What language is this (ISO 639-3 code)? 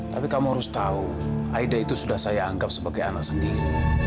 ind